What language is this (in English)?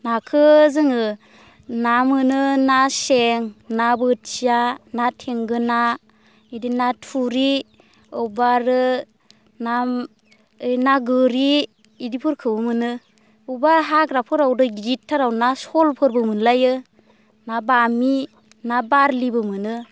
Bodo